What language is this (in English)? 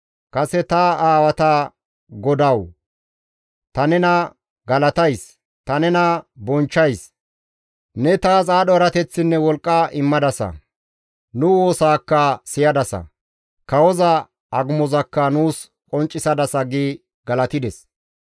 Gamo